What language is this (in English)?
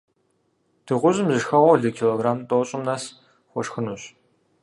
Kabardian